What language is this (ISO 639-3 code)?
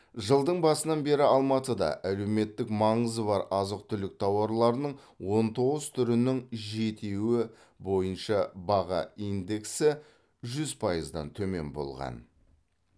kaz